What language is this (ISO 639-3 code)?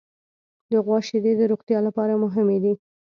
pus